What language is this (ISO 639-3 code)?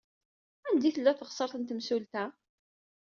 kab